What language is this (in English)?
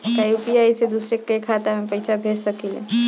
Bhojpuri